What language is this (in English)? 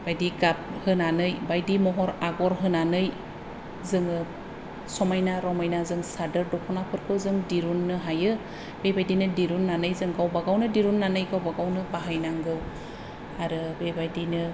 Bodo